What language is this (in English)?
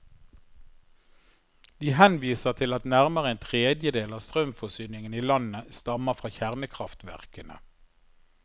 Norwegian